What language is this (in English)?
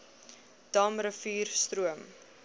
Afrikaans